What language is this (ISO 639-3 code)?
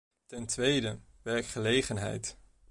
nld